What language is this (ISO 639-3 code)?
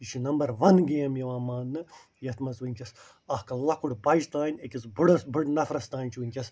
kas